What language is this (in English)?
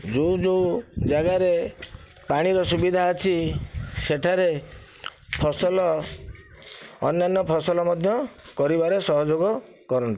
Odia